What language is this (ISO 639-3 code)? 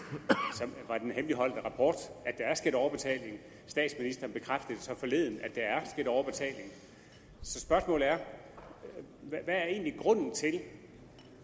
dan